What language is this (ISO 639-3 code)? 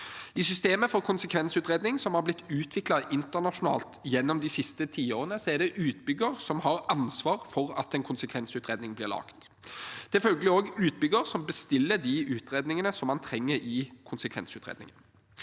nor